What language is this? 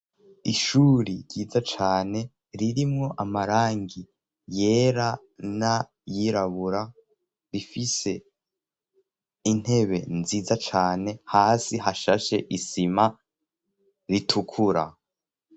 Rundi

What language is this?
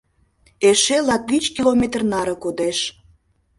Mari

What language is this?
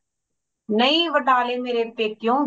Punjabi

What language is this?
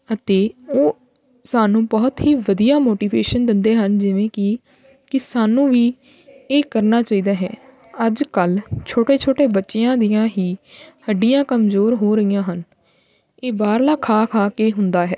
Punjabi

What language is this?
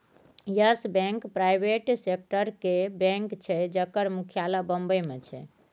Maithili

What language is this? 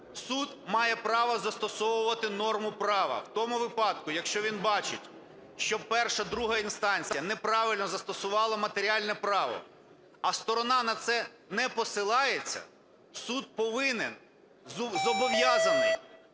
Ukrainian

